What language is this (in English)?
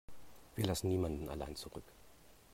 German